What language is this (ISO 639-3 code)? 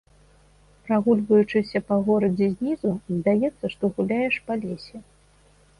bel